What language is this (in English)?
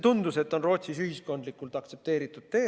Estonian